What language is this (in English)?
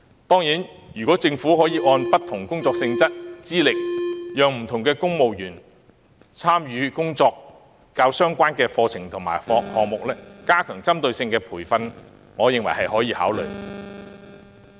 Cantonese